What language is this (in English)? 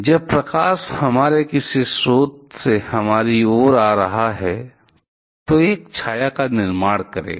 Hindi